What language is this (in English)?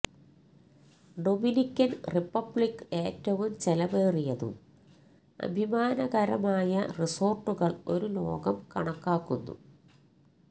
Malayalam